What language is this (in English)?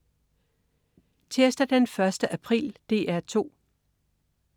Danish